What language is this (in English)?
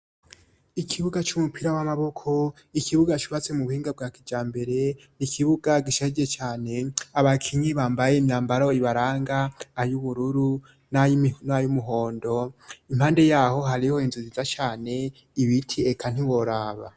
Rundi